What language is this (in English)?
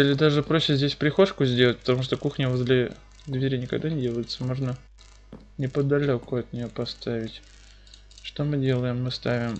Russian